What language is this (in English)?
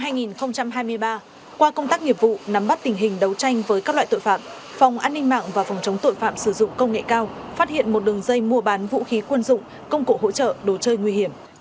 Vietnamese